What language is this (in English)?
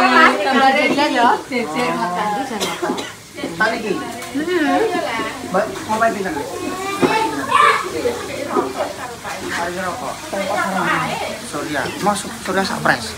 Indonesian